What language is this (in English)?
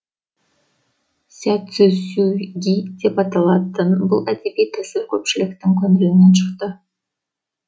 Kazakh